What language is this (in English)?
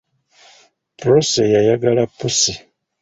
Ganda